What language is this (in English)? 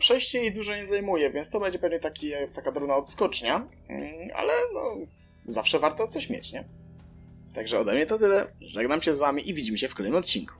Polish